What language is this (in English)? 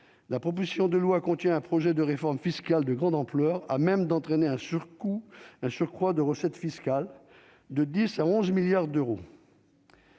French